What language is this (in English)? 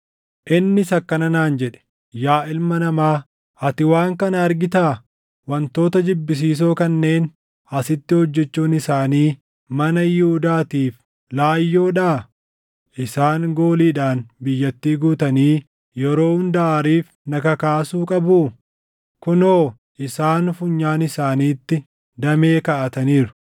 Oromo